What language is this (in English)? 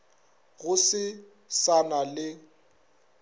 Northern Sotho